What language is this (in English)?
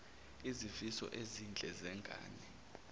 Zulu